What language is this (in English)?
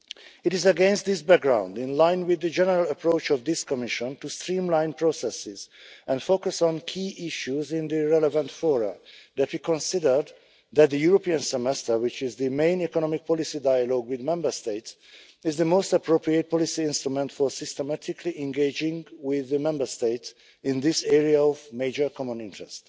English